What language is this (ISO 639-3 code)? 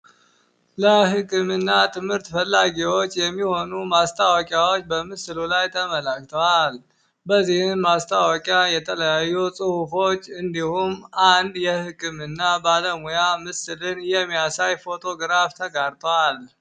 amh